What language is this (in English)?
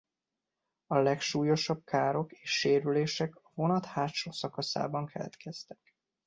Hungarian